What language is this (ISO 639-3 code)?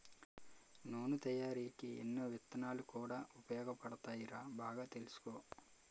tel